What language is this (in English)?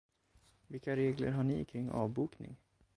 Swedish